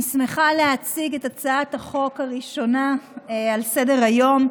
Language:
Hebrew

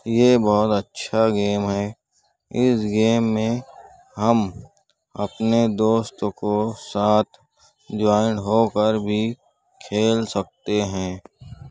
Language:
Urdu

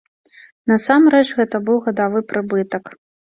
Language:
Belarusian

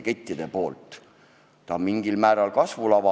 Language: Estonian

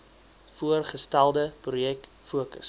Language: Afrikaans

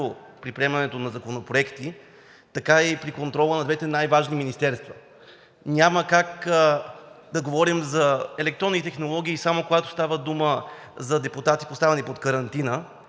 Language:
Bulgarian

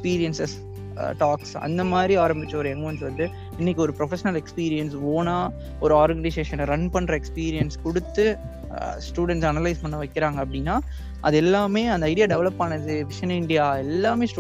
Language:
Tamil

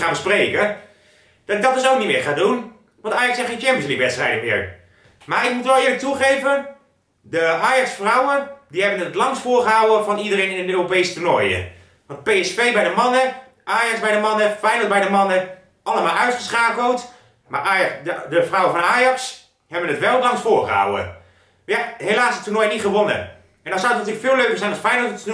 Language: Dutch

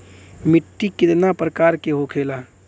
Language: Bhojpuri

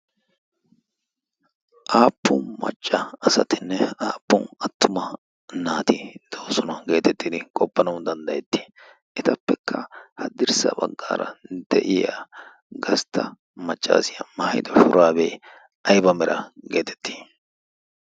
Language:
Wolaytta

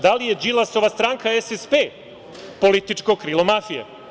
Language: Serbian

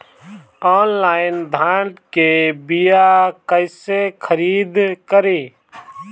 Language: Bhojpuri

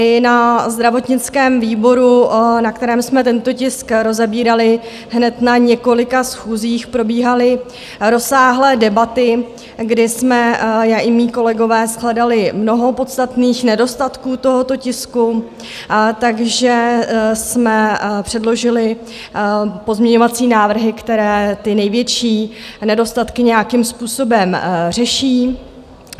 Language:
Czech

